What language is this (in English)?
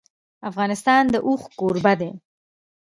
Pashto